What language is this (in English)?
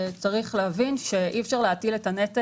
Hebrew